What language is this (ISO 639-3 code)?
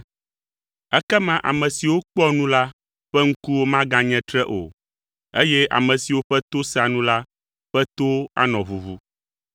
ewe